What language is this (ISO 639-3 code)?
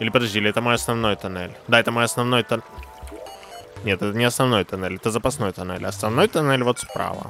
rus